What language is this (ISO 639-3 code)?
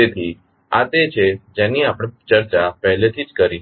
guj